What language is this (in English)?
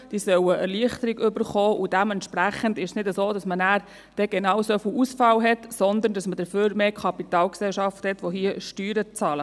Swiss German